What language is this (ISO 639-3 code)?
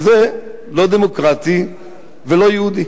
heb